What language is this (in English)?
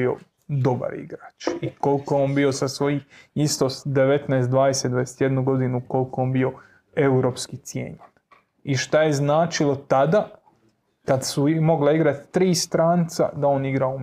Croatian